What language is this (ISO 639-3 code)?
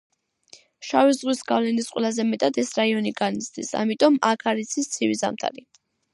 kat